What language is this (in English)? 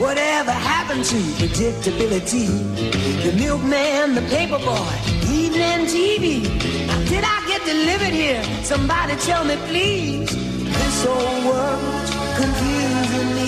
Swedish